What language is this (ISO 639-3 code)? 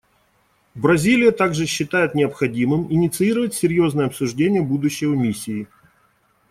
rus